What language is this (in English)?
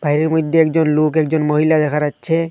Bangla